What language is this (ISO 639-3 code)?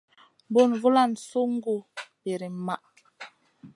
mcn